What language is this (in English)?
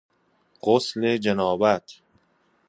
Persian